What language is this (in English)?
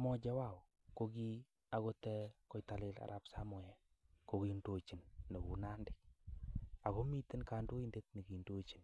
Kalenjin